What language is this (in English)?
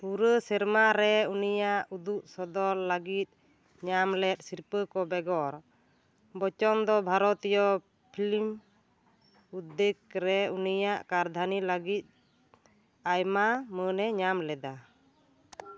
Santali